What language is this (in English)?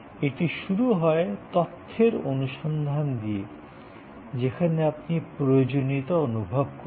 Bangla